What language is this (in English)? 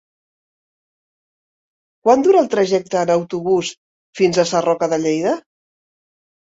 Catalan